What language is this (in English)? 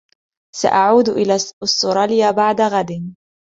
Arabic